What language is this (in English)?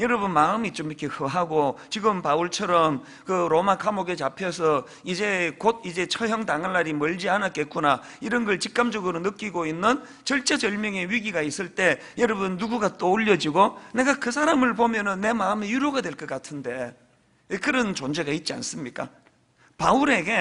Korean